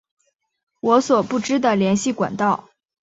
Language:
Chinese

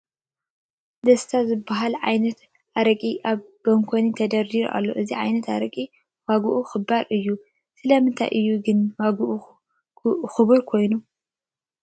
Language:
Tigrinya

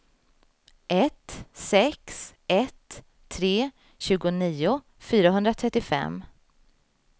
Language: Swedish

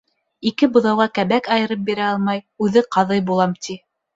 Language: Bashkir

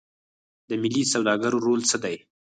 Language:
Pashto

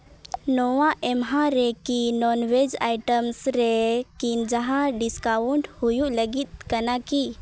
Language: Santali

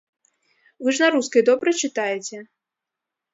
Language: Belarusian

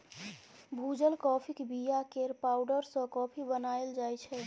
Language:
Maithili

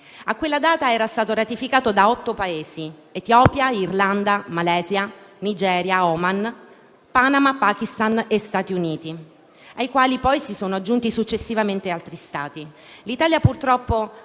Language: Italian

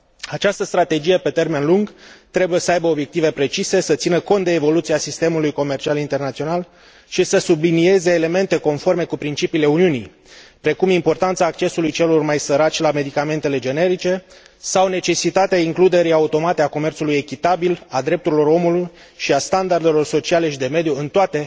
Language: Romanian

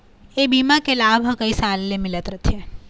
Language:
Chhattisgarhi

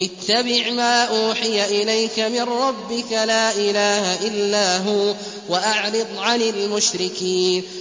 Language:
Arabic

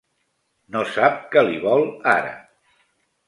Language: Catalan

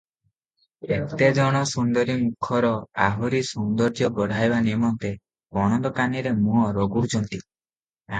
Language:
Odia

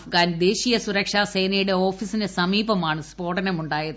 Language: Malayalam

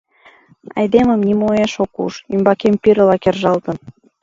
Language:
Mari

